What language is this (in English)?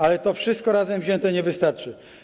Polish